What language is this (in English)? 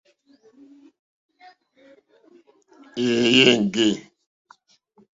Mokpwe